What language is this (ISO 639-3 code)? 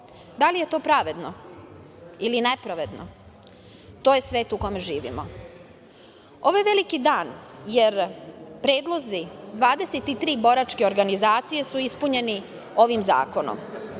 srp